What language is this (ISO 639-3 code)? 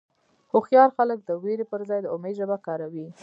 pus